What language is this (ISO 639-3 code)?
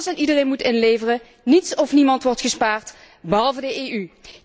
nld